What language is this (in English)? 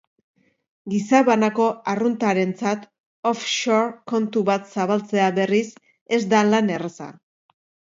Basque